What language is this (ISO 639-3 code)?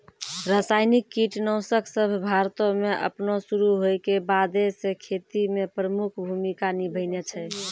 mai